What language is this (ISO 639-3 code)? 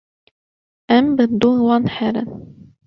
kur